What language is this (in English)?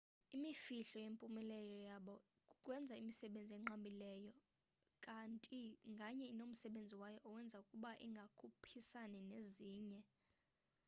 Xhosa